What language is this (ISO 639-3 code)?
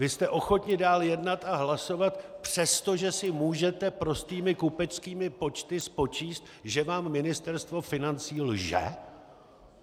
ces